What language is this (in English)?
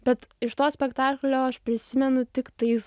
Lithuanian